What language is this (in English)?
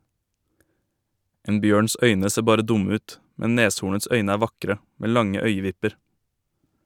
Norwegian